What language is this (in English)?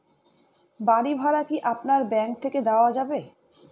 Bangla